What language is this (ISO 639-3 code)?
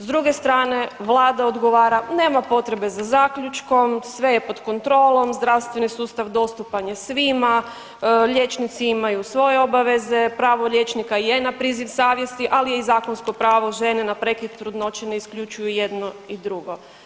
hrv